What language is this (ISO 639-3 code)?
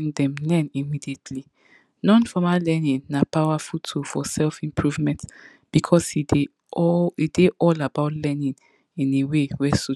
pcm